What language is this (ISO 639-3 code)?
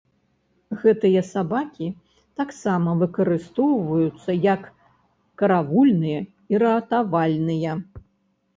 bel